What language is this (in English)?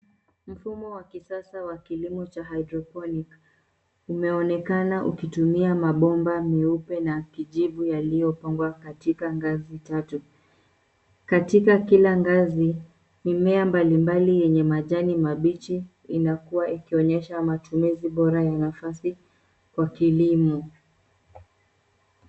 Swahili